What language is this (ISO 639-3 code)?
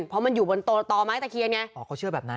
tha